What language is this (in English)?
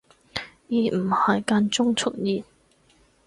Cantonese